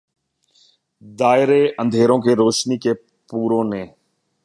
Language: Urdu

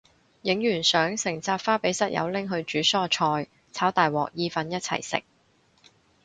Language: Cantonese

